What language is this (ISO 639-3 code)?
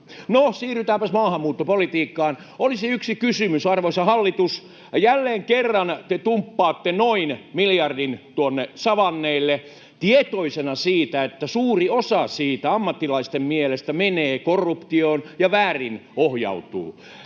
fin